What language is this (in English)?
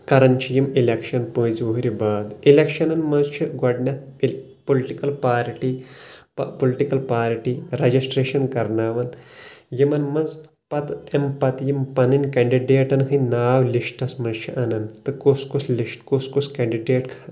Kashmiri